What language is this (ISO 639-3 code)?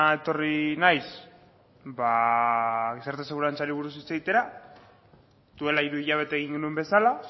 eus